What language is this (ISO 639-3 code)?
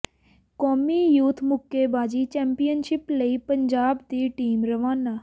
pan